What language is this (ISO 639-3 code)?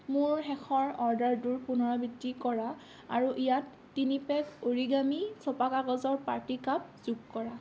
asm